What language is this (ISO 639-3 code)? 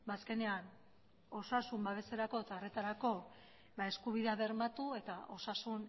eus